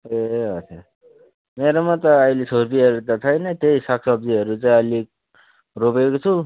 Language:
Nepali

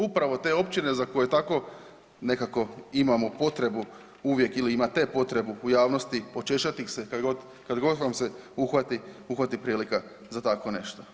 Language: Croatian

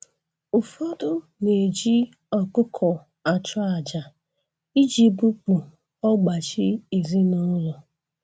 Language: Igbo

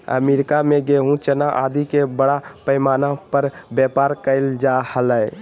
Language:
Magahi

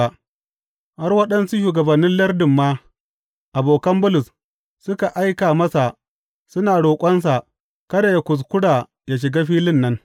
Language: Hausa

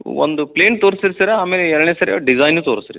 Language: Kannada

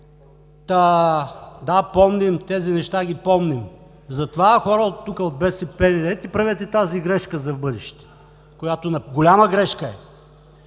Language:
Bulgarian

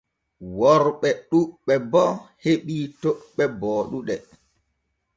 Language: Borgu Fulfulde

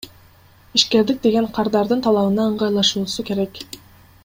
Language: Kyrgyz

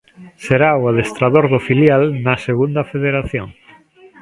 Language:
Galician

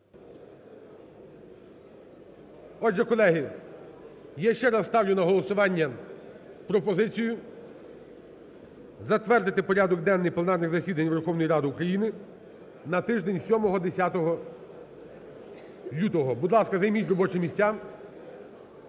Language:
Ukrainian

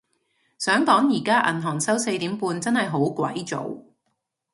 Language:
Cantonese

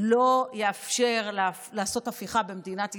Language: Hebrew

